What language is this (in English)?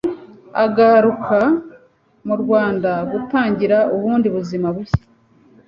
Kinyarwanda